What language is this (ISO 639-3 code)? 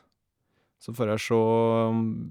nor